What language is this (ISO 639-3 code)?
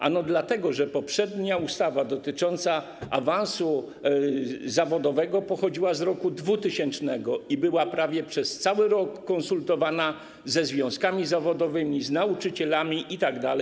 pol